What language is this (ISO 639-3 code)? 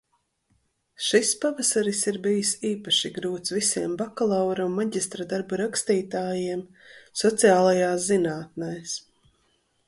lav